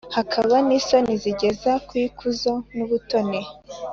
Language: Kinyarwanda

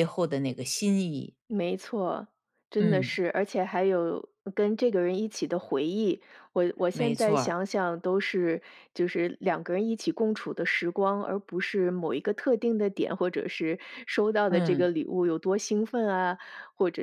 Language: Chinese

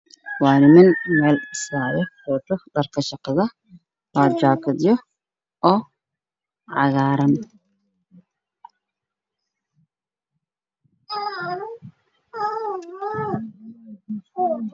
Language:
Somali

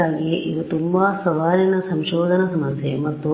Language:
Kannada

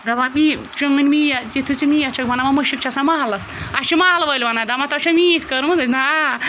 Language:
Kashmiri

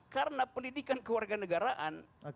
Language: Indonesian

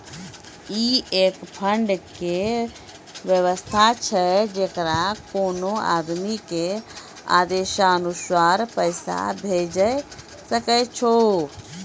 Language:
Maithili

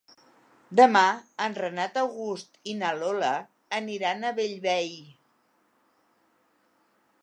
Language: Catalan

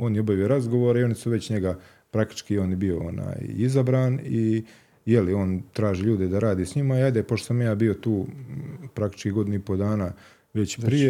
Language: Croatian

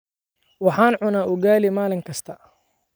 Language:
Somali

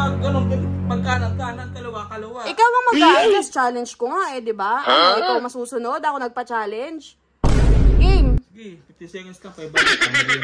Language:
Filipino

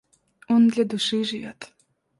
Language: Russian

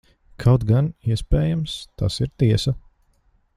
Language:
Latvian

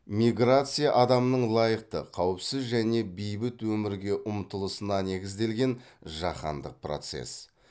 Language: Kazakh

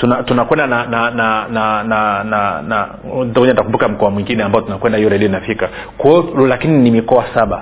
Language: Swahili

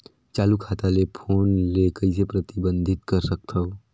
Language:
Chhattisgarhi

